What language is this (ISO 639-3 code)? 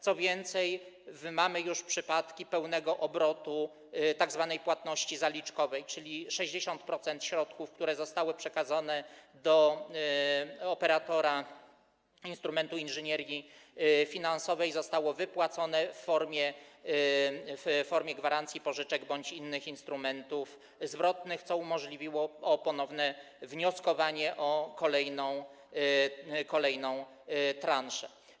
pol